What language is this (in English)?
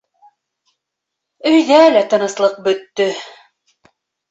Bashkir